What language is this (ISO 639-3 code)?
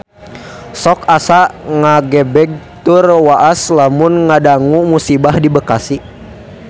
sun